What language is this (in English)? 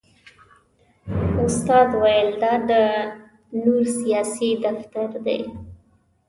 Pashto